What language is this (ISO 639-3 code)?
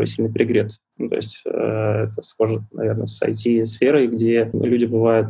rus